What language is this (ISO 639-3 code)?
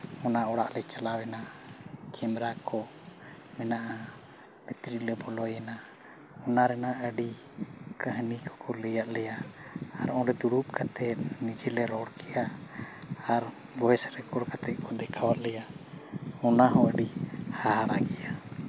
sat